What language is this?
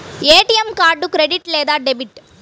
Telugu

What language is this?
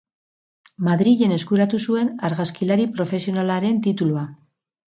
Basque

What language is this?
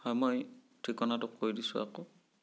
Assamese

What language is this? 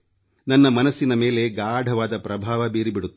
Kannada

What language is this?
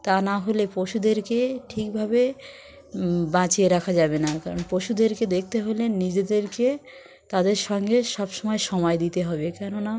Bangla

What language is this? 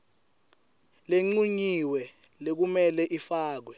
Swati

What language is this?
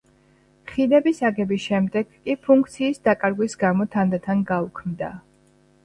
Georgian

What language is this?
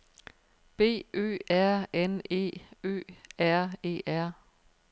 Danish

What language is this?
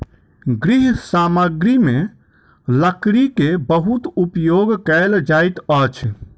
Maithili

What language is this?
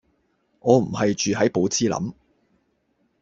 Cantonese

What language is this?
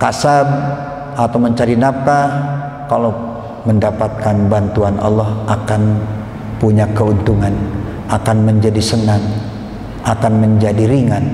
Indonesian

